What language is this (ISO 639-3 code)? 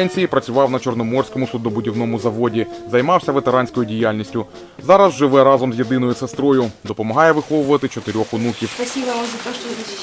ukr